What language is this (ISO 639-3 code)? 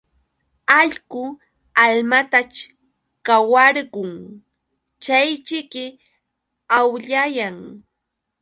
qux